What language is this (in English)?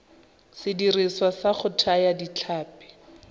Tswana